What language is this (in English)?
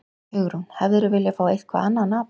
Icelandic